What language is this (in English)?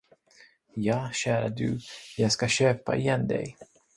Swedish